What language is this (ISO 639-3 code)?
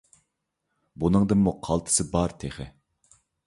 uig